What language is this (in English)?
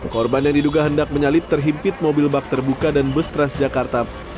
Indonesian